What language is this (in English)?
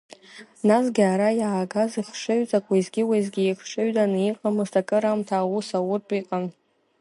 Abkhazian